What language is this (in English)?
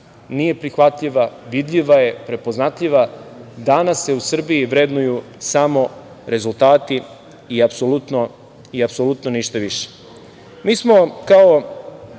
Serbian